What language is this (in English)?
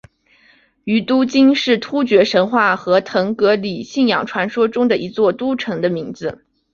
Chinese